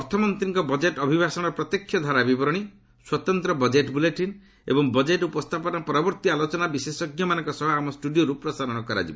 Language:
Odia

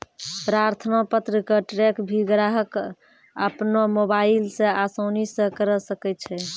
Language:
Maithili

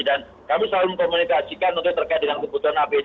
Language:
Indonesian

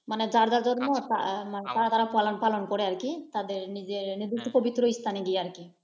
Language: Bangla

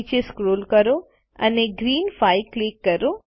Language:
Gujarati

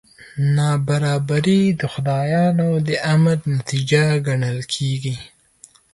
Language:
Pashto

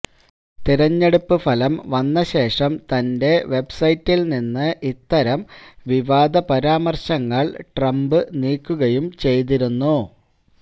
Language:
Malayalam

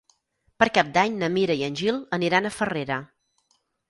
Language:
Catalan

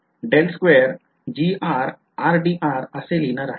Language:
Marathi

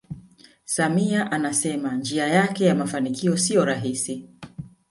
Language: Swahili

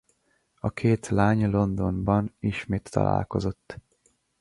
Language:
Hungarian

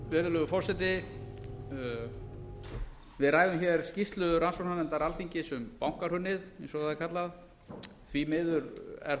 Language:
Icelandic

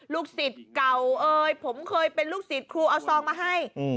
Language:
Thai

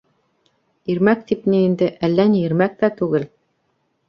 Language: Bashkir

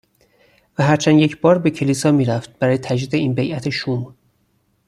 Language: Persian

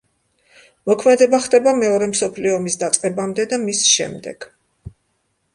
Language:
Georgian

